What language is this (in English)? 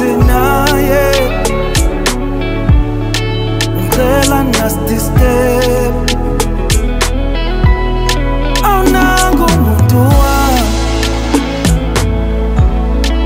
Arabic